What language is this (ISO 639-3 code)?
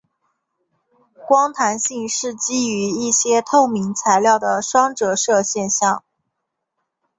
zho